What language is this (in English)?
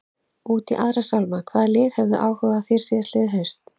Icelandic